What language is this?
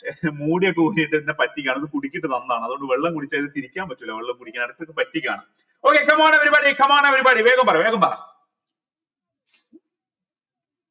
Malayalam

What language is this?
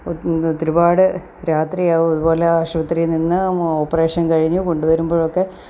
Malayalam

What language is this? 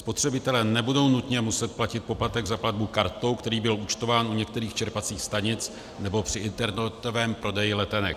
Czech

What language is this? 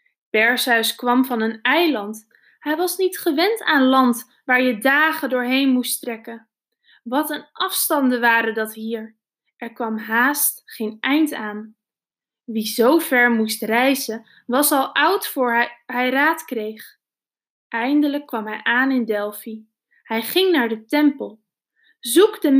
Dutch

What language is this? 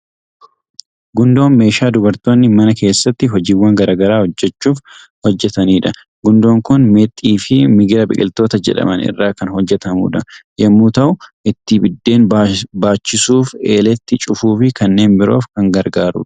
Oromo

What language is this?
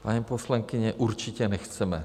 Czech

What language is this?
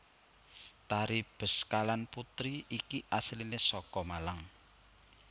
Javanese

